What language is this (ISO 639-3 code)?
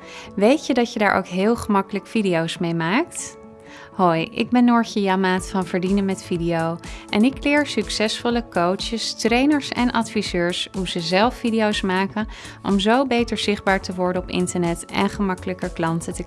nld